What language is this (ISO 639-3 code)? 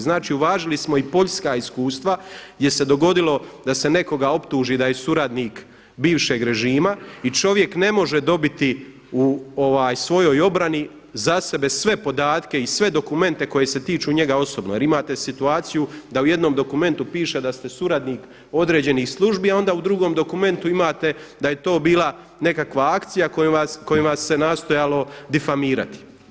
hrv